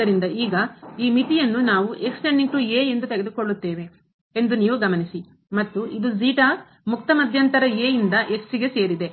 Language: Kannada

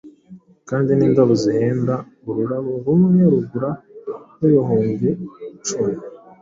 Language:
Kinyarwanda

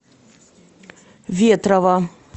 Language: Russian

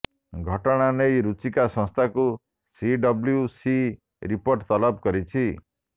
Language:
Odia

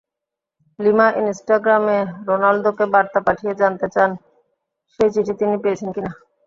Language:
Bangla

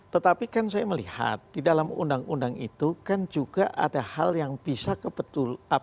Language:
Indonesian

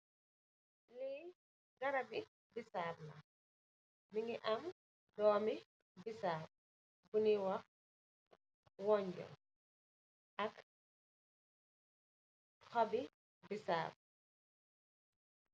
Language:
Wolof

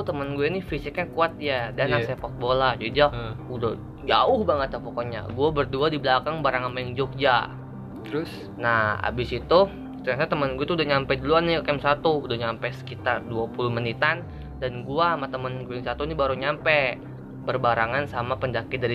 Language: Indonesian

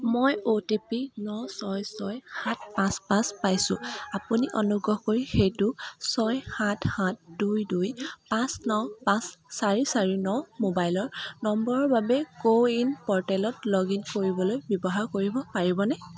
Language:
Assamese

